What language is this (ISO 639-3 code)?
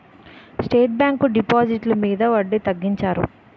tel